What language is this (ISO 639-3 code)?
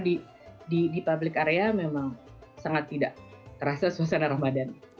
ind